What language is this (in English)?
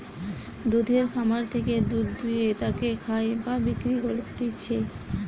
Bangla